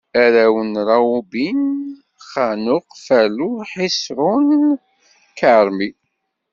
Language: Kabyle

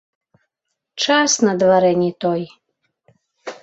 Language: Belarusian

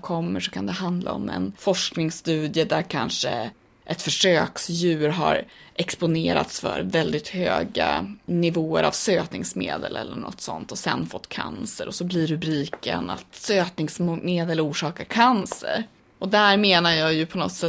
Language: Swedish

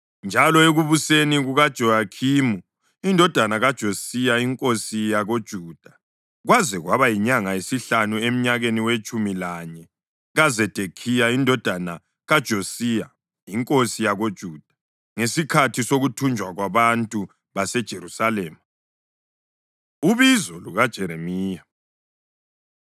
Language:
North Ndebele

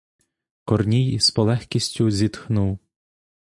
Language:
Ukrainian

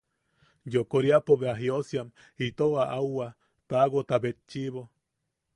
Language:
Yaqui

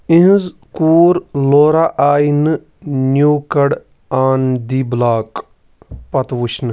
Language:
Kashmiri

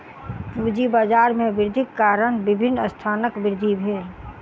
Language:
Maithili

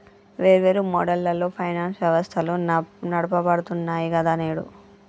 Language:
Telugu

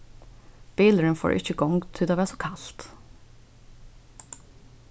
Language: Faroese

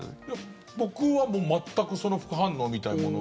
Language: Japanese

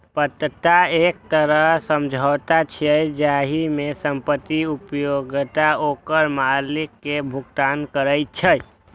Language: Maithili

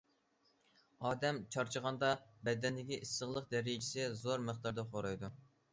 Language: Uyghur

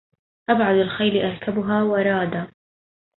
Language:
Arabic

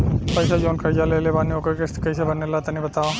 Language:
Bhojpuri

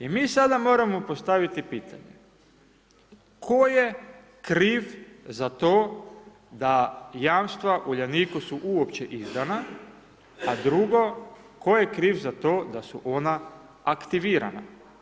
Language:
Croatian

